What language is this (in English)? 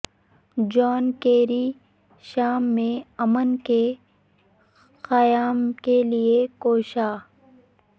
Urdu